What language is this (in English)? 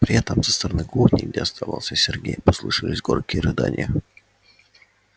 Russian